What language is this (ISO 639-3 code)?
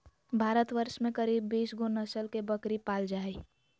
mag